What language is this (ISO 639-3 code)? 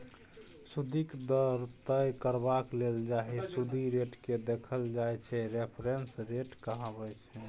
mai